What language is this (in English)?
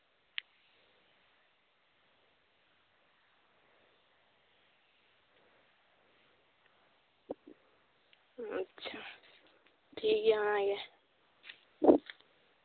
Santali